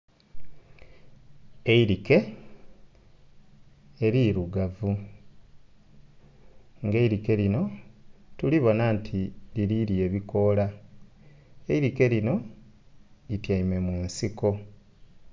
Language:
Soga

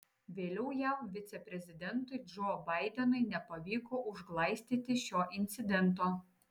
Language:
Lithuanian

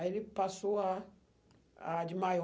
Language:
Portuguese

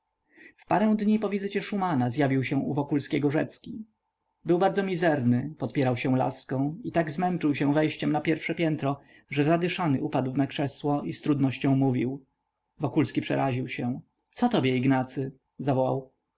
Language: Polish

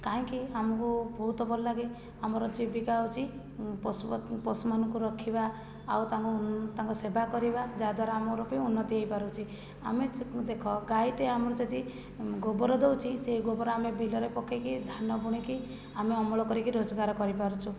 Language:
Odia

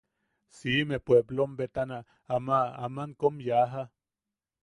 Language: Yaqui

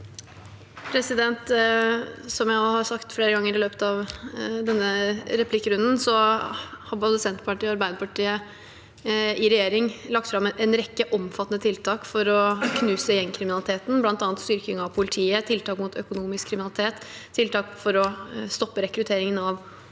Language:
Norwegian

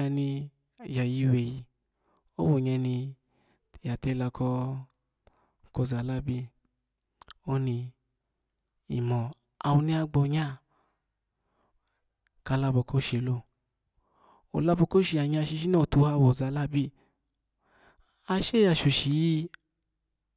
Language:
Alago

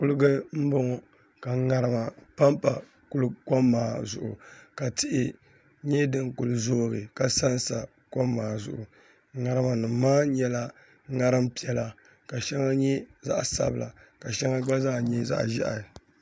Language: Dagbani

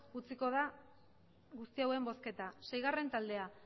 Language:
Basque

